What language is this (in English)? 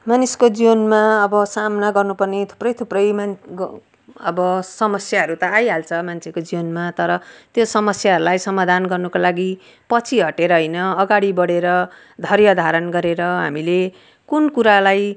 Nepali